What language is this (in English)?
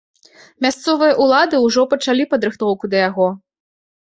Belarusian